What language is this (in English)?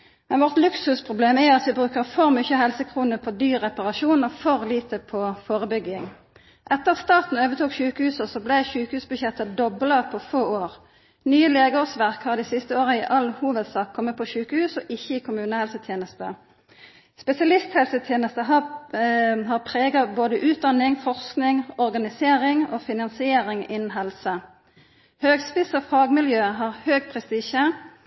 Norwegian Nynorsk